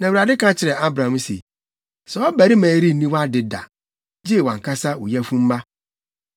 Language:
Akan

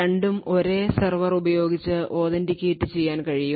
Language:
Malayalam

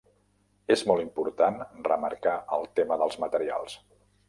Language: Catalan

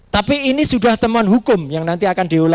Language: Indonesian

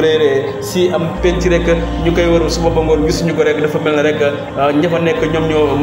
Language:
Indonesian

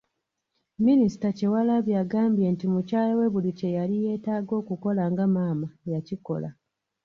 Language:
Ganda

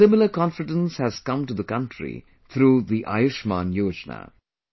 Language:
English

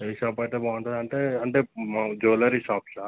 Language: Telugu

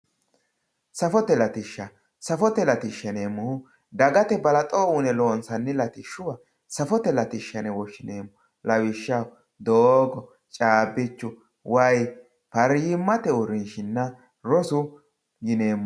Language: Sidamo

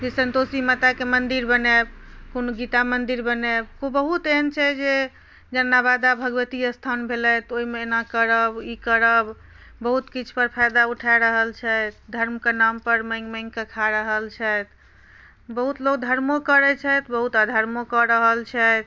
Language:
Maithili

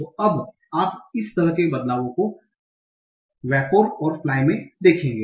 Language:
Hindi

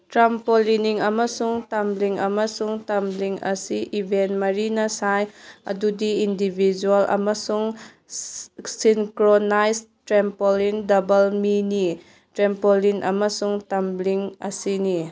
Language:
Manipuri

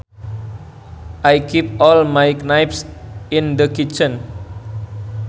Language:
Sundanese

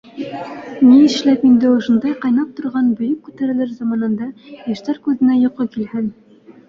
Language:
Bashkir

